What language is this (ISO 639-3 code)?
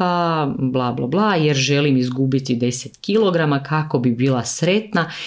hrv